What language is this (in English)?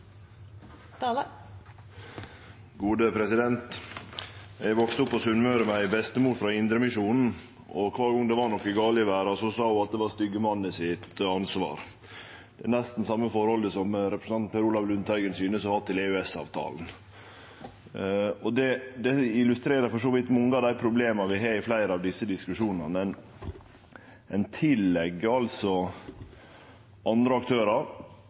Norwegian